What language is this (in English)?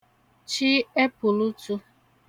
Igbo